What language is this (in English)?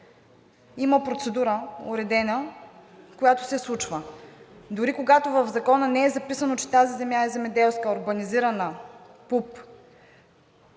Bulgarian